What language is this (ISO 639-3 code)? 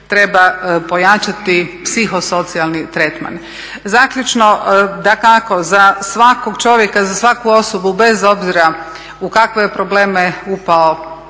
hrv